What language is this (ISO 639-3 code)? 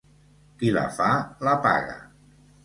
cat